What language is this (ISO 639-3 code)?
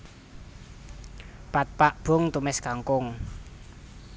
jav